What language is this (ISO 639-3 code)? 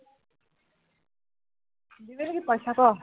asm